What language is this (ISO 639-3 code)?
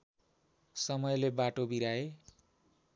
nep